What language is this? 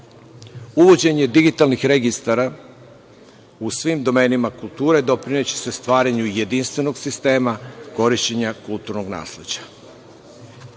Serbian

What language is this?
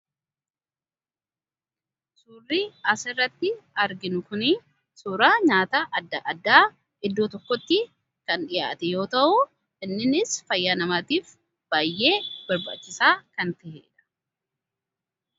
Oromo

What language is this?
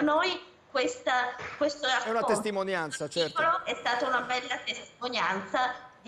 Italian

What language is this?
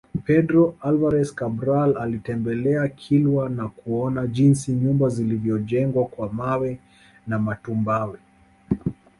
Swahili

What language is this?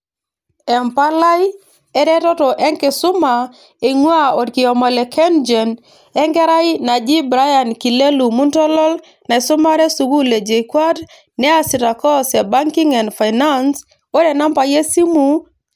Masai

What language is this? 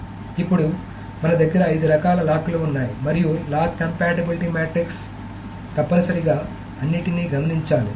Telugu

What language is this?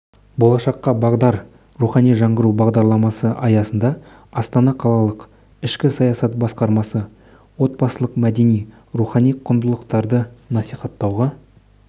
Kazakh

